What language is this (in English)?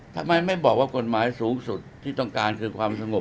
Thai